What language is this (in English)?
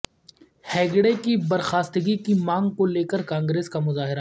Urdu